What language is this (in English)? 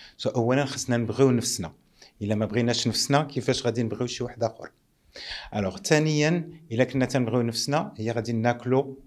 Arabic